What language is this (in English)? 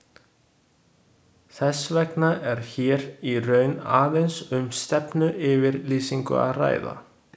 Icelandic